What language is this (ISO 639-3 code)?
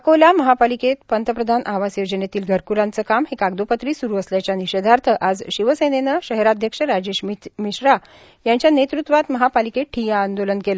mar